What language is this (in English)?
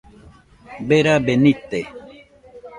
Nüpode Huitoto